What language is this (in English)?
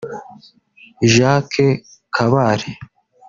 Kinyarwanda